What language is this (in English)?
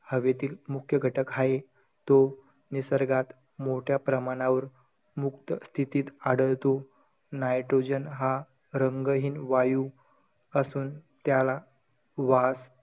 Marathi